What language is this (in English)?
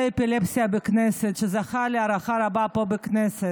Hebrew